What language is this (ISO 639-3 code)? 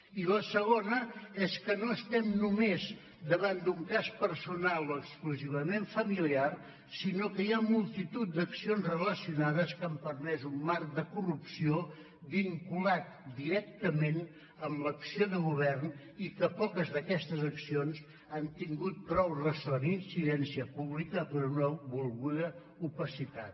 cat